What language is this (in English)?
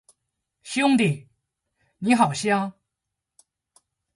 Chinese